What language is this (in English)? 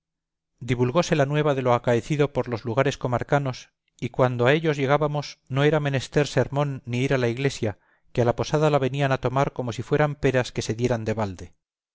Spanish